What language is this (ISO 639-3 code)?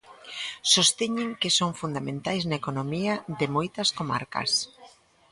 glg